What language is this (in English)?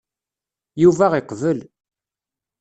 Kabyle